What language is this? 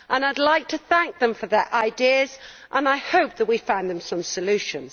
English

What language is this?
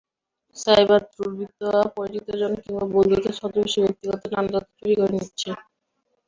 Bangla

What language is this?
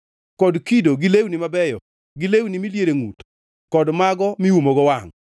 Luo (Kenya and Tanzania)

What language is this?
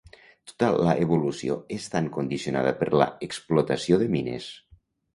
Catalan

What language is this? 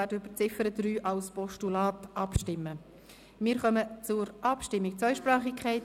Swiss German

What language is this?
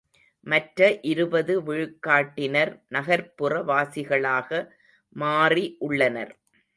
Tamil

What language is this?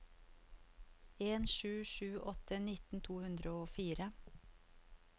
Norwegian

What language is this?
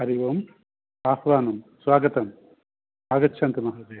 Sanskrit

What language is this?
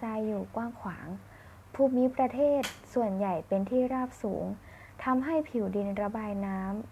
Thai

